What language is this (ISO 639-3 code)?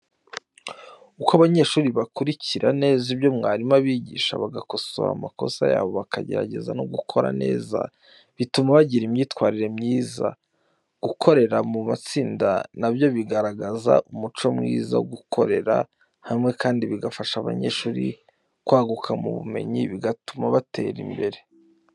kin